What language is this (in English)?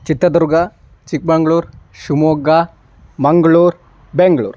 Sanskrit